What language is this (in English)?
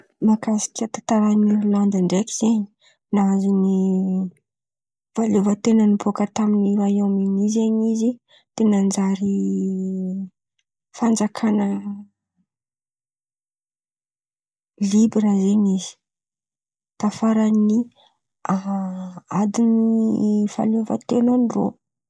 Antankarana Malagasy